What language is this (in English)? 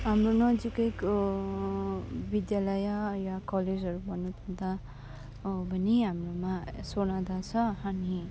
Nepali